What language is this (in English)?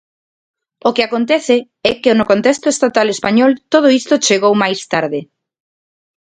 Galician